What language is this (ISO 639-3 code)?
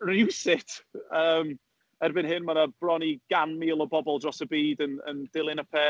cym